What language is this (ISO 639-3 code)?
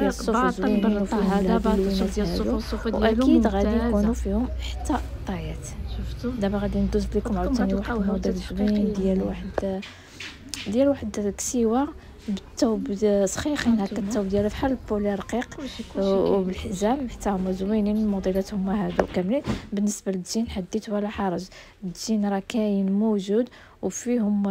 ara